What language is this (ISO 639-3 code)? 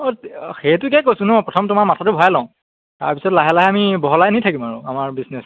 asm